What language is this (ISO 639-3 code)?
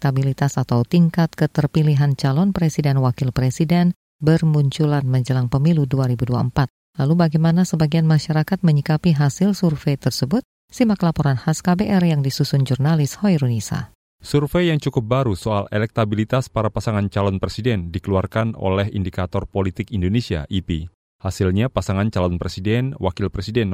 ind